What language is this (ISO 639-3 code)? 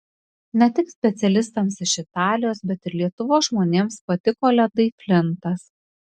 lit